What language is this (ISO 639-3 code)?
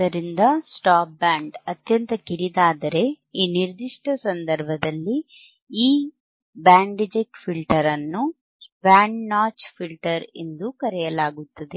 kan